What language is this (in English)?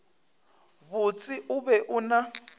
Northern Sotho